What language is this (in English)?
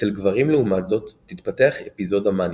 Hebrew